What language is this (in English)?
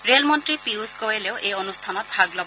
Assamese